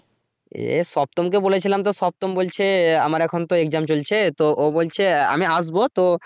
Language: Bangla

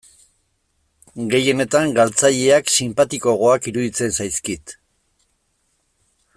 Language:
Basque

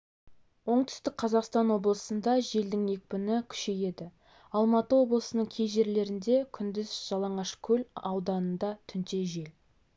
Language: Kazakh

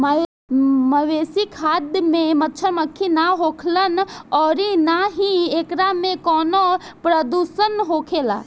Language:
Bhojpuri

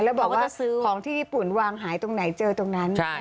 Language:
Thai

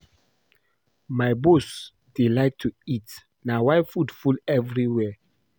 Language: Nigerian Pidgin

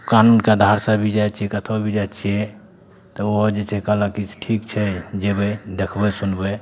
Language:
Maithili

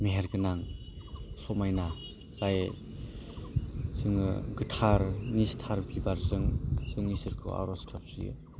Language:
Bodo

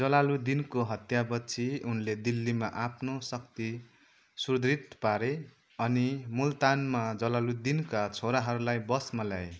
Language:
Nepali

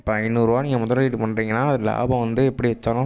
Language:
Tamil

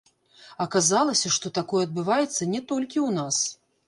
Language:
Belarusian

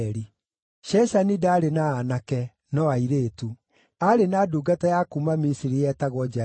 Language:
Kikuyu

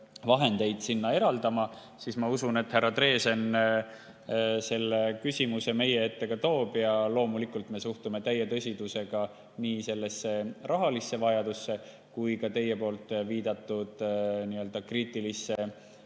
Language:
Estonian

